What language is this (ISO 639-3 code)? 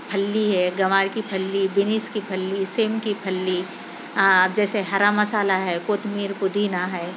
urd